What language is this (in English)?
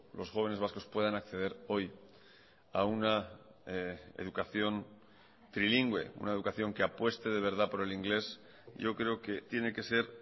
Spanish